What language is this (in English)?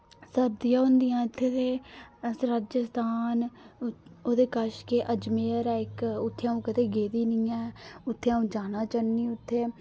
Dogri